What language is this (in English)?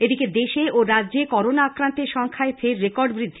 Bangla